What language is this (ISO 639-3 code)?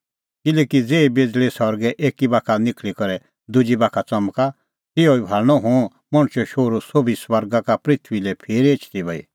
kfx